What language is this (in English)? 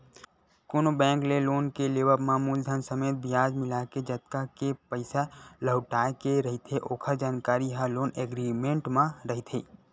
Chhattisgarhi